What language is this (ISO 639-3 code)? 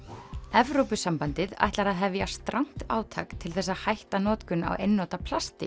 isl